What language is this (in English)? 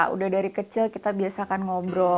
Indonesian